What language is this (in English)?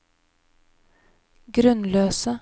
Norwegian